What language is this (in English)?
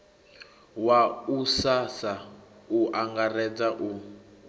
Venda